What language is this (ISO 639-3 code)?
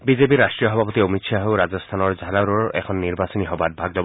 asm